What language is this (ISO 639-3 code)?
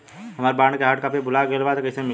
bho